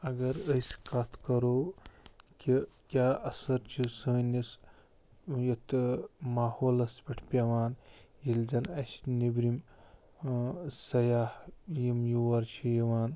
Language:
Kashmiri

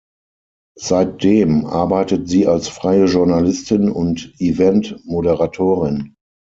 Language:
German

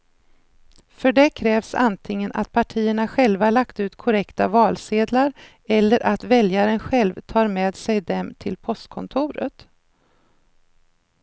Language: Swedish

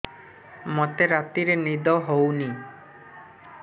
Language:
Odia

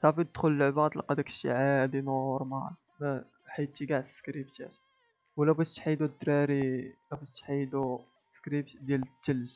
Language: Arabic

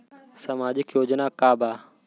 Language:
Bhojpuri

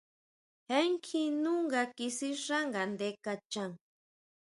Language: Huautla Mazatec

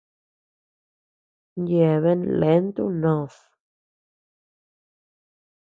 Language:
Tepeuxila Cuicatec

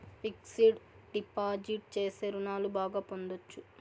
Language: Telugu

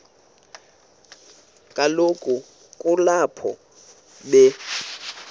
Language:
Xhosa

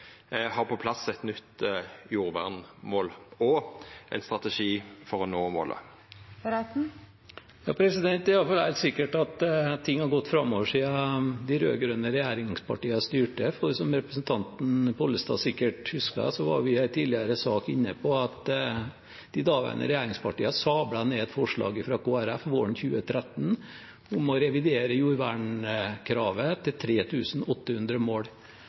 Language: Norwegian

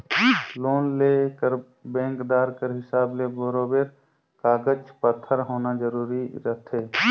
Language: Chhattisgarhi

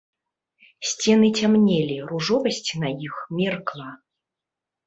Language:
Belarusian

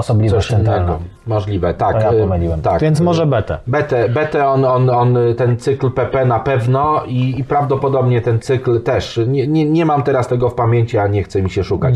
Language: Polish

